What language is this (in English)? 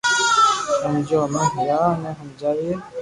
Loarki